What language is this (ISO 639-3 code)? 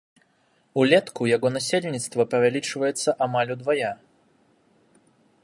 bel